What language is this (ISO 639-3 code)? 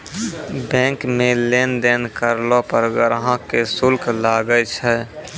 mai